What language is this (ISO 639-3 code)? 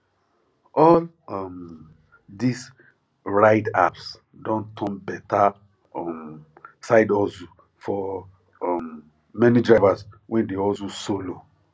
pcm